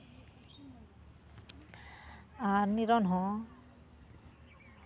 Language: Santali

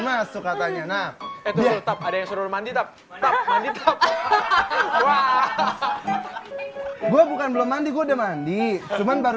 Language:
Indonesian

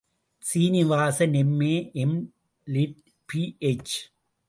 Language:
Tamil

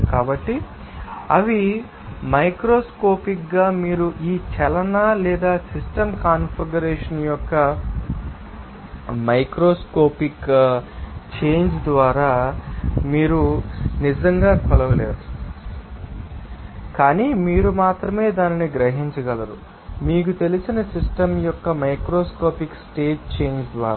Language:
Telugu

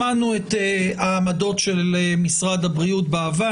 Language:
Hebrew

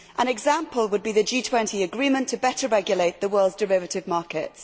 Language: English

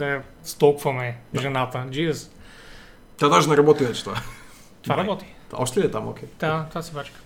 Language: Bulgarian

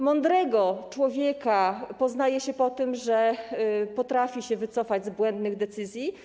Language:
Polish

